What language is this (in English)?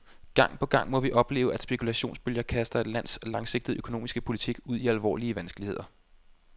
Danish